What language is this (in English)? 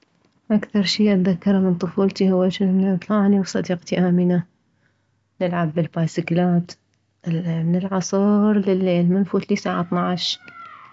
Mesopotamian Arabic